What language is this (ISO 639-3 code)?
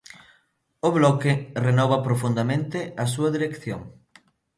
glg